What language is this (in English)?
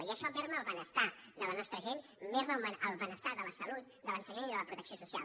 Catalan